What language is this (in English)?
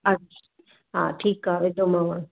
Sindhi